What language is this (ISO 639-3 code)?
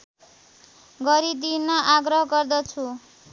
nep